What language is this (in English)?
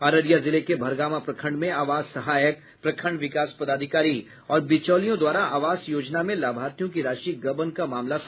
Hindi